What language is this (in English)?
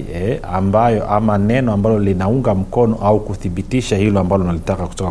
Swahili